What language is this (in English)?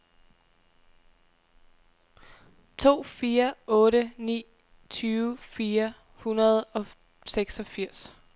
Danish